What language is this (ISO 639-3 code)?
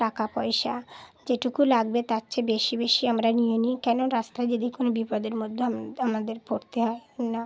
ben